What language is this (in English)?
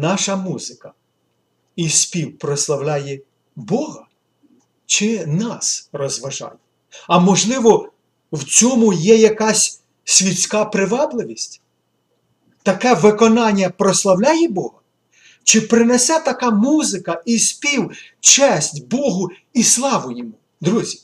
Ukrainian